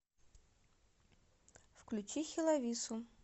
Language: Russian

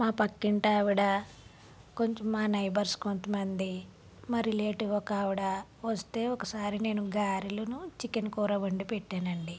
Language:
Telugu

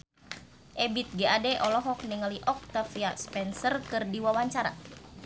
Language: Sundanese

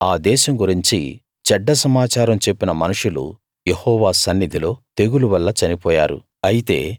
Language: Telugu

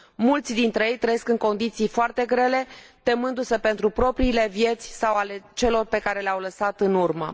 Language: Romanian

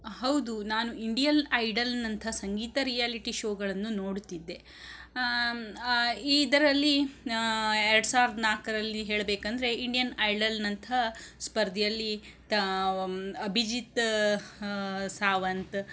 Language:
Kannada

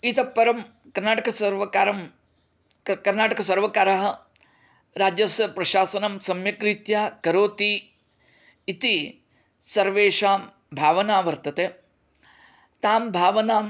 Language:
Sanskrit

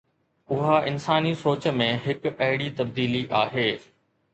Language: Sindhi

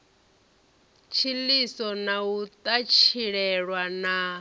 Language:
Venda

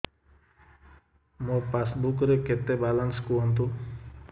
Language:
Odia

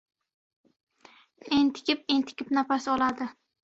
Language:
Uzbek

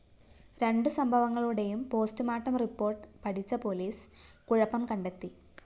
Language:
Malayalam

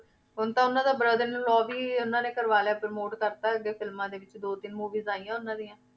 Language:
Punjabi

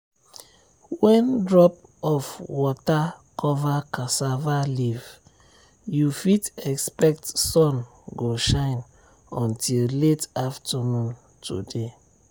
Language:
Nigerian Pidgin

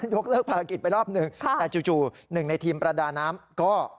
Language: Thai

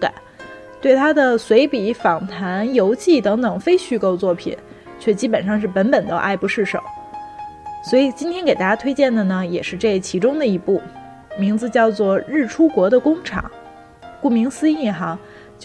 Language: Chinese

